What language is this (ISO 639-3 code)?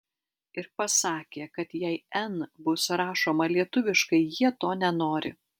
lit